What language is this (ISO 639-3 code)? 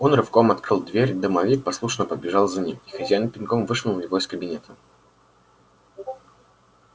rus